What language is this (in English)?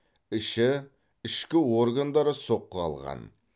Kazakh